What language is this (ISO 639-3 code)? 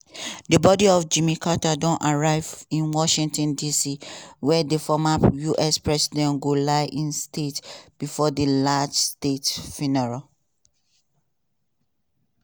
pcm